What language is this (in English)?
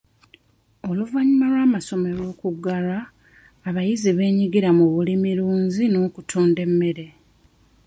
Ganda